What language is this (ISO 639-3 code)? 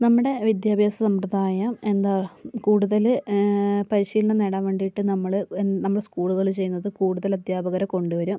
mal